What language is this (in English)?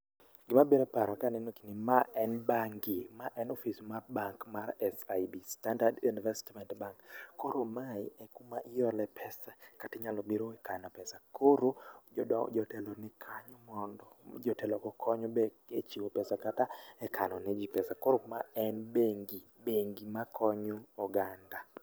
Luo (Kenya and Tanzania)